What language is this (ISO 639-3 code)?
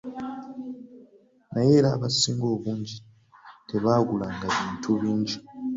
lug